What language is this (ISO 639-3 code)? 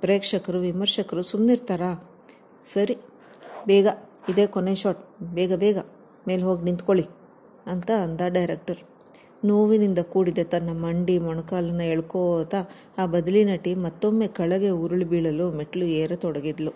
kan